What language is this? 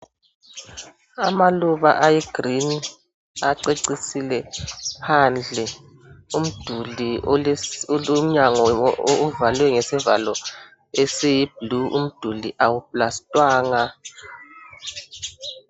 North Ndebele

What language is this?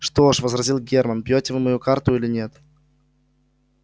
Russian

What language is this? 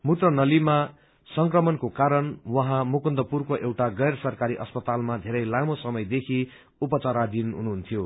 Nepali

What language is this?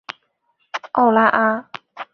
Chinese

